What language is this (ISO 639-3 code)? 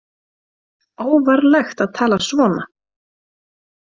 isl